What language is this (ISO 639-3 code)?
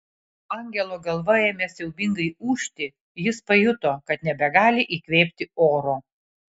lit